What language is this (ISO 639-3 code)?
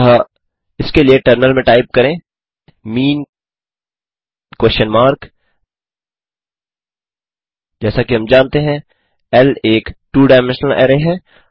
hin